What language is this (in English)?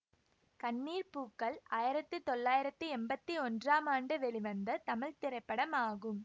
Tamil